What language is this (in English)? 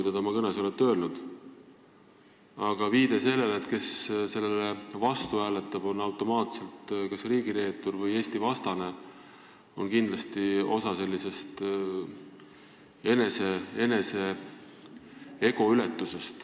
Estonian